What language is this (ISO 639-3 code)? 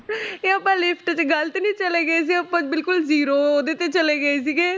pan